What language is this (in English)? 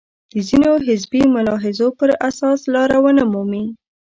Pashto